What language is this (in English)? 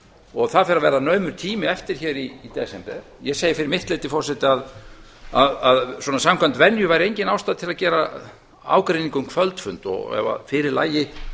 Icelandic